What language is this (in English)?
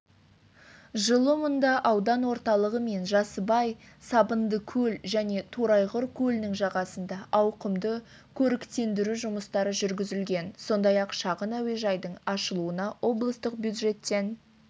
Kazakh